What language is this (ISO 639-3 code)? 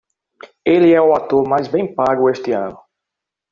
por